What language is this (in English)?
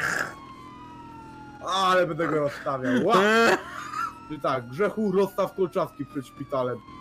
Polish